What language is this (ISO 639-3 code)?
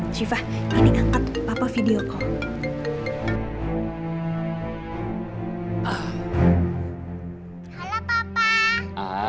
ind